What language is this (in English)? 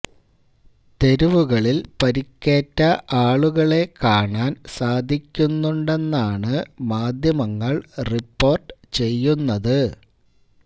Malayalam